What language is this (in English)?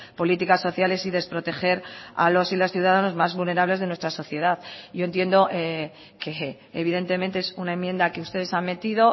Spanish